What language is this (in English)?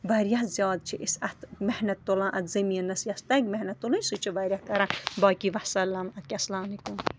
Kashmiri